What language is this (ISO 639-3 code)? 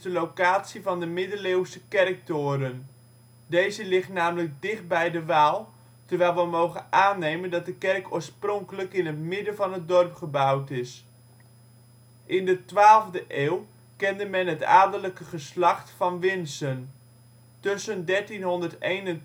nld